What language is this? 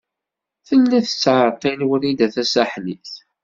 Kabyle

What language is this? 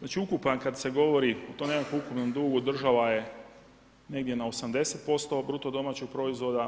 Croatian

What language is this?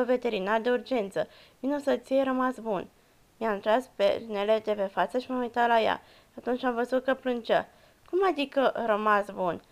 Romanian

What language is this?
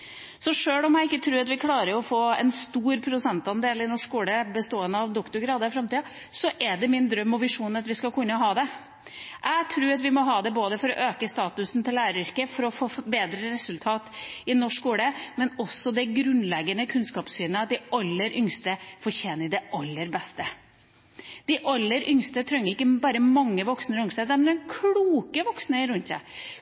Norwegian Bokmål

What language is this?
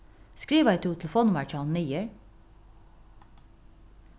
Faroese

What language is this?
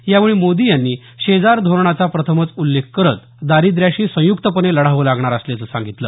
Marathi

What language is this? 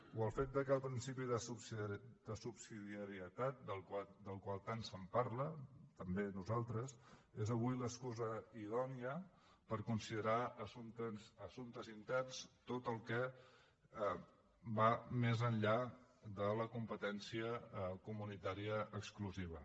Catalan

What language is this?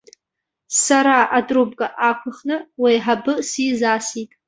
Abkhazian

